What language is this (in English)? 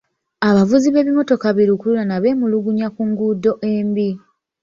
Ganda